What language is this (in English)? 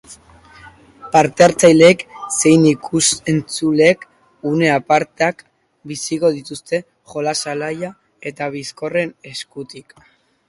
Basque